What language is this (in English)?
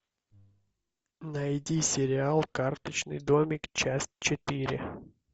Russian